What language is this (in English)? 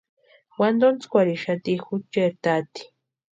Western Highland Purepecha